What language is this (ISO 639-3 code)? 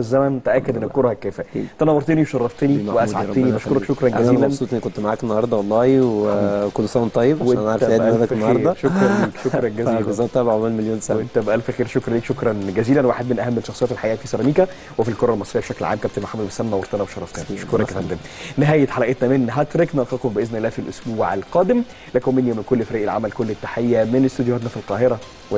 ara